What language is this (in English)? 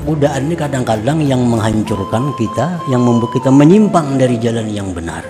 Indonesian